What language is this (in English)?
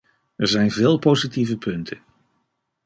Dutch